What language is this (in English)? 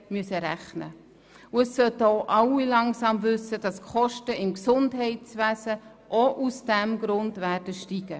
Swiss German